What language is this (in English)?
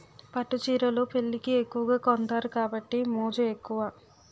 Telugu